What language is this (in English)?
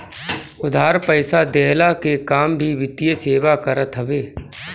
Bhojpuri